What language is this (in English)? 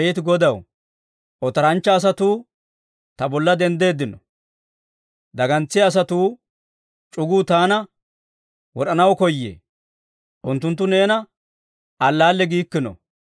Dawro